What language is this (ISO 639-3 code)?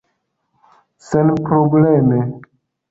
epo